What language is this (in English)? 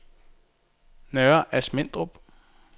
Danish